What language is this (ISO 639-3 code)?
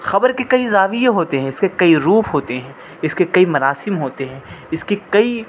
urd